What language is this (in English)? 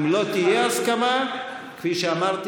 Hebrew